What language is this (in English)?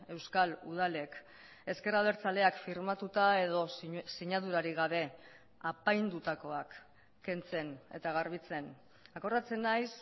Basque